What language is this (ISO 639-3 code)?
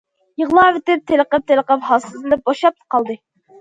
uig